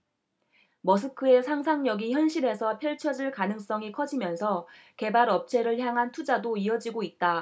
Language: Korean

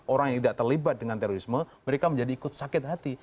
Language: Indonesian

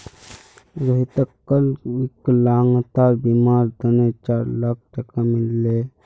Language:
Magahi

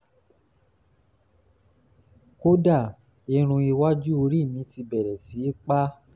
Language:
Yoruba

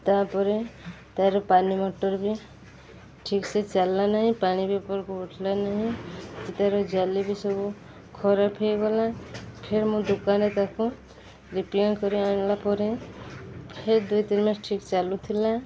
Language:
Odia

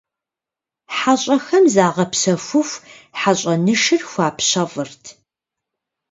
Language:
Kabardian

